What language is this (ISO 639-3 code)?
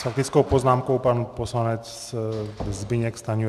ces